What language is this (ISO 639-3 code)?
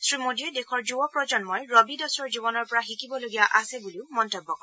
asm